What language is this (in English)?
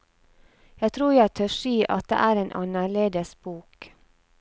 Norwegian